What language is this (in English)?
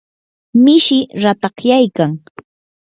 Yanahuanca Pasco Quechua